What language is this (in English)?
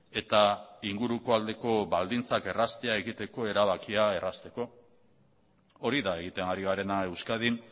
Basque